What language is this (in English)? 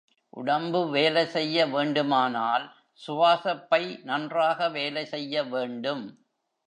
Tamil